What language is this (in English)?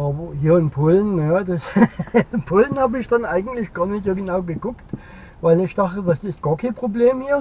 German